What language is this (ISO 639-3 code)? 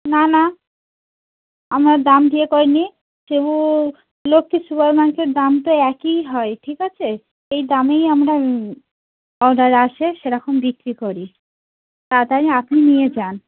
ben